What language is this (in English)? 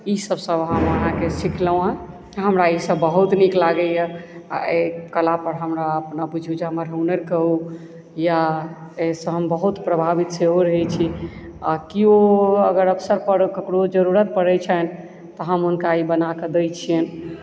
Maithili